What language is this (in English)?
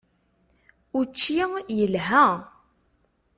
Kabyle